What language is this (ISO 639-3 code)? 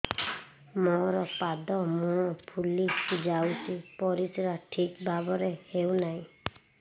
ori